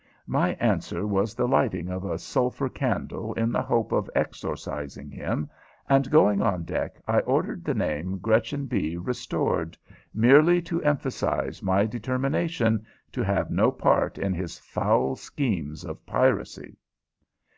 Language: English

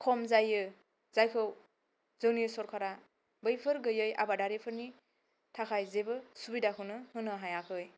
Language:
Bodo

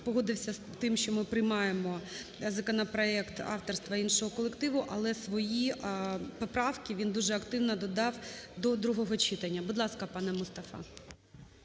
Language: Ukrainian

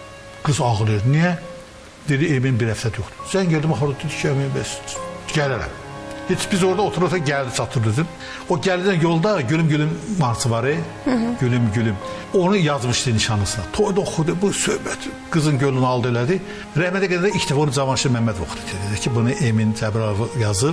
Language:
Turkish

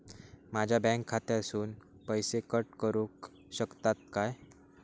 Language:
Marathi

